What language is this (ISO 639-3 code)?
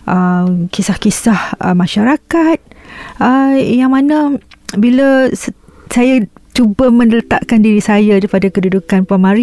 msa